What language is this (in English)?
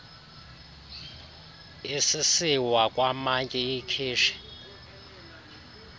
Xhosa